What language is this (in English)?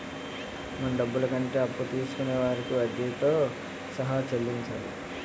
Telugu